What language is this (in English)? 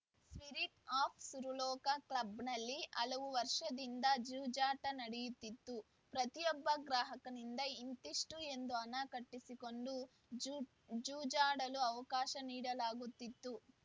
Kannada